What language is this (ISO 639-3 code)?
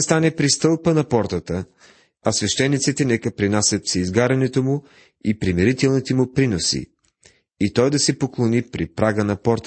bul